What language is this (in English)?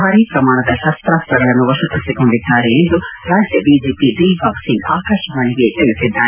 Kannada